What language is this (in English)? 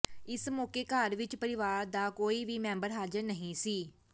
Punjabi